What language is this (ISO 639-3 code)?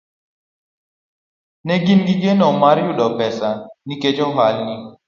luo